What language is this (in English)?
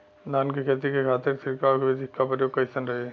Bhojpuri